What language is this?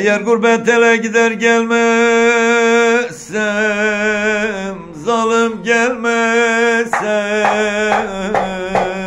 Turkish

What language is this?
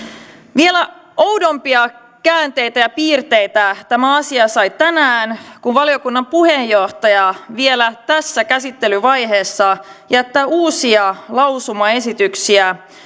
Finnish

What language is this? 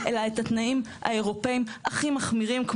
Hebrew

